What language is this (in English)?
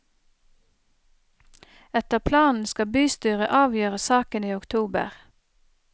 Norwegian